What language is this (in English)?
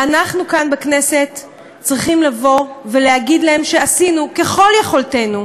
Hebrew